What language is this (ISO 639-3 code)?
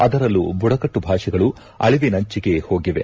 kan